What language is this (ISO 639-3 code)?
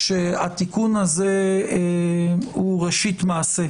heb